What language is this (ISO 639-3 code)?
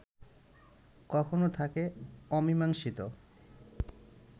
ben